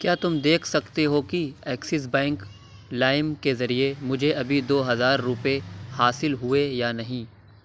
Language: Urdu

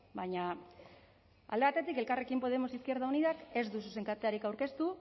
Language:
Basque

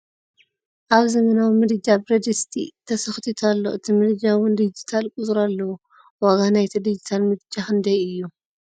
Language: Tigrinya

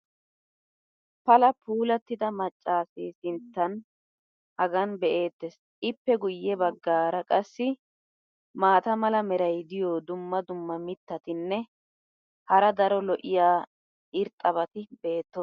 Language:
Wolaytta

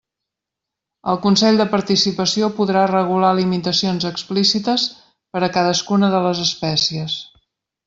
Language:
Catalan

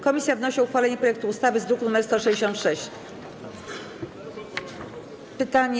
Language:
Polish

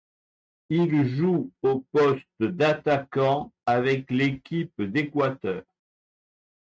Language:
French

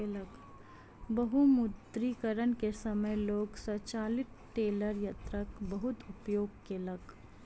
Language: Maithili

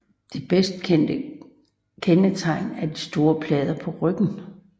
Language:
Danish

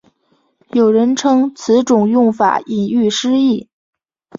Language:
Chinese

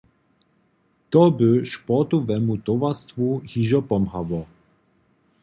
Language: Upper Sorbian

